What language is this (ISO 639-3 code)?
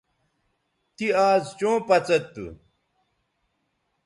btv